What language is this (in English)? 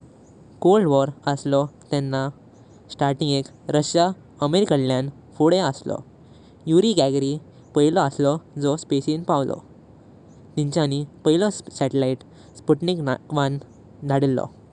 Konkani